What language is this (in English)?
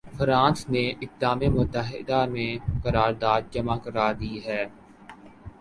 Urdu